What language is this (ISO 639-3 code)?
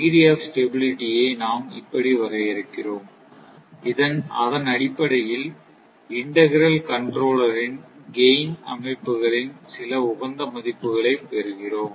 tam